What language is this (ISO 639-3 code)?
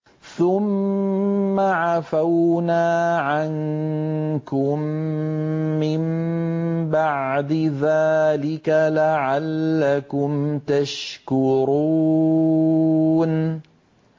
ara